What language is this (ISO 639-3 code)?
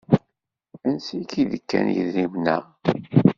kab